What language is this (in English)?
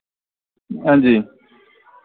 Dogri